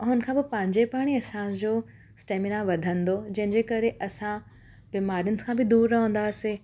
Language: Sindhi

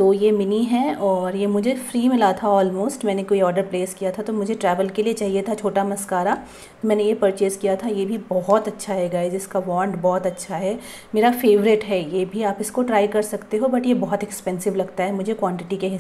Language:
Hindi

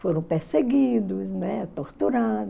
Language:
Portuguese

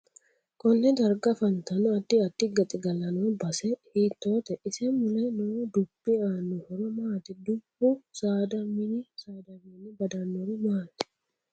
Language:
Sidamo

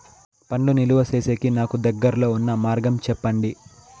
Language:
Telugu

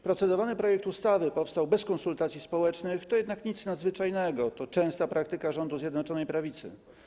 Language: Polish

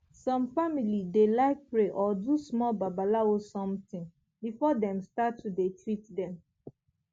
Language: Nigerian Pidgin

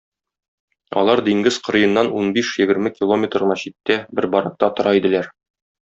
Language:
Tatar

